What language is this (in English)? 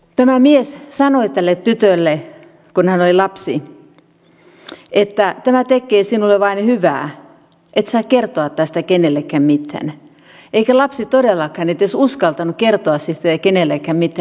Finnish